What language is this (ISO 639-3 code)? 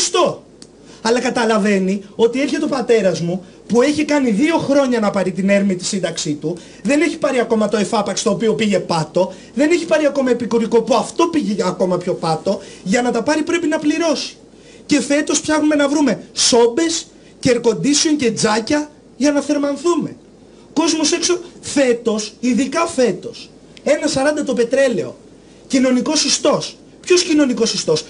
ell